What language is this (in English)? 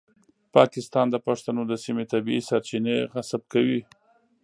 Pashto